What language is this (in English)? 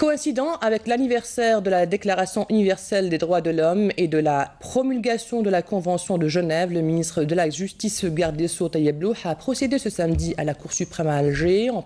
French